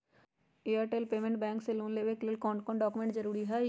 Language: Magahi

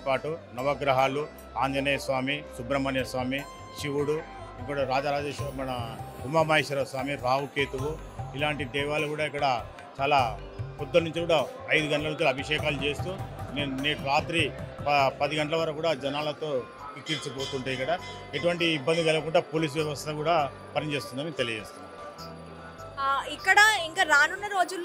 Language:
Telugu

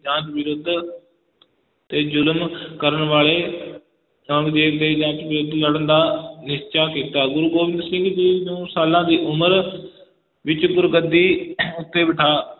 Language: Punjabi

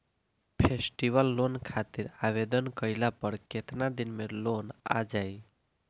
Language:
Bhojpuri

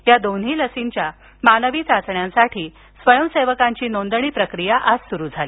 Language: Marathi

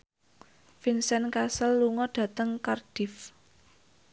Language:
Javanese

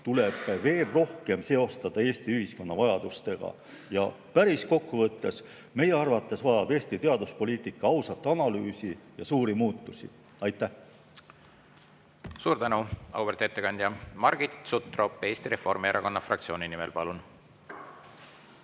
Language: Estonian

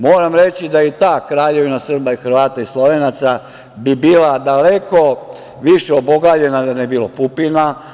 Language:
Serbian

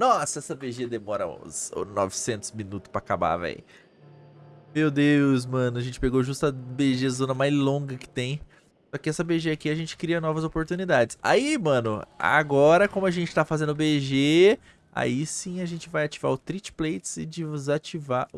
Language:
Portuguese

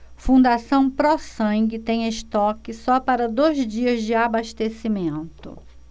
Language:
Portuguese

